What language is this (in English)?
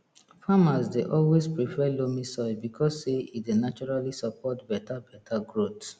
Nigerian Pidgin